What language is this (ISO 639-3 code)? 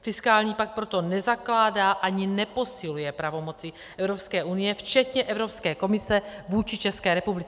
ces